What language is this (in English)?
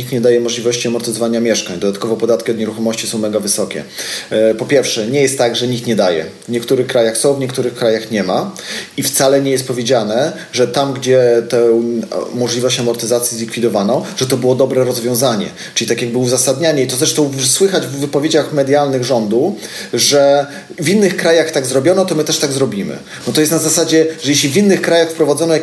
Polish